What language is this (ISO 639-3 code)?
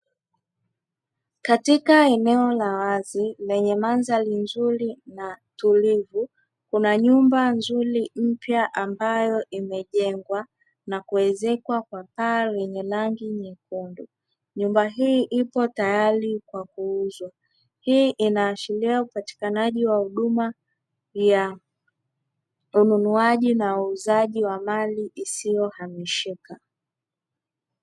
swa